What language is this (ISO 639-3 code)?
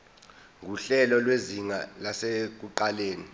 zul